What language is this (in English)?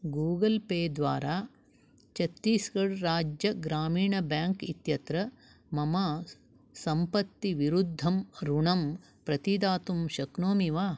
Sanskrit